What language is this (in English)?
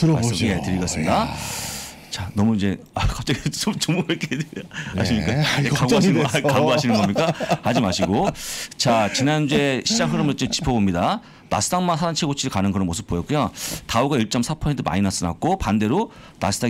Korean